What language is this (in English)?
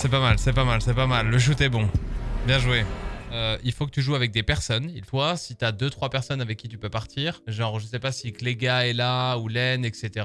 French